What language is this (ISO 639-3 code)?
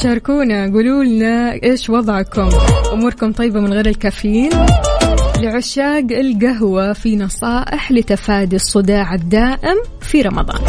ara